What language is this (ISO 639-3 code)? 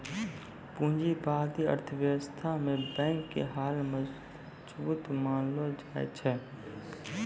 mai